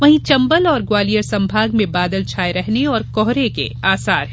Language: Hindi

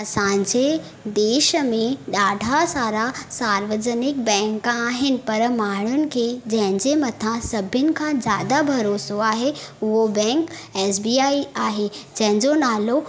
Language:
Sindhi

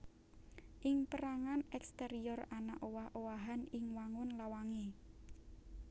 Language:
Javanese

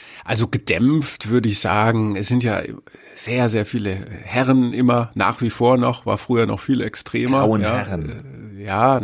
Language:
German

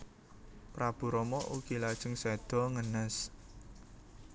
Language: Javanese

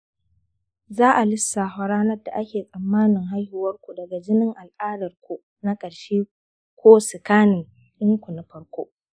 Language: Hausa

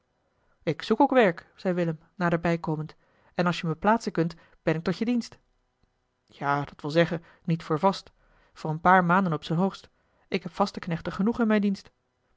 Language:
Dutch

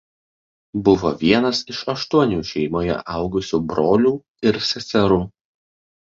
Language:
Lithuanian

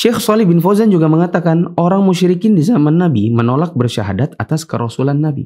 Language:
Indonesian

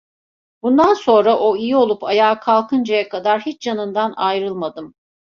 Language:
Turkish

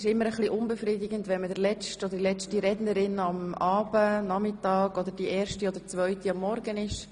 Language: Swiss German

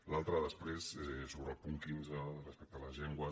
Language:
Catalan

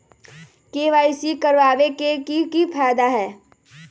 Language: Magahi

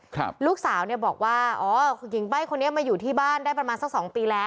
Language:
Thai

